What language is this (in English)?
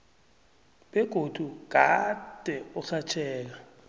South Ndebele